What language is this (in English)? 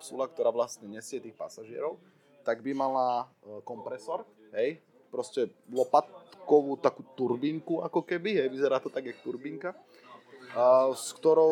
Slovak